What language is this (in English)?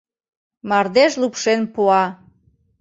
Mari